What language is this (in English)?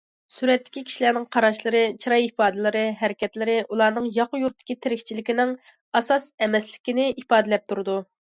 Uyghur